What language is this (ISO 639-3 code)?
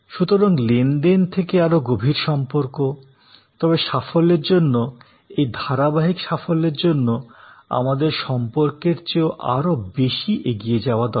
ben